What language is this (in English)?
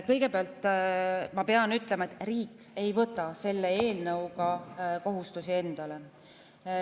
Estonian